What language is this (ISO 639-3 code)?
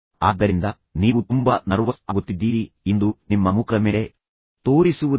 kan